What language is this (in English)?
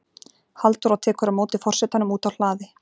Icelandic